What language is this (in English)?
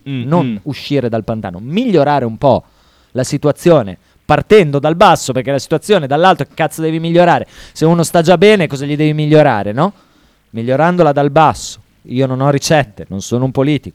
Italian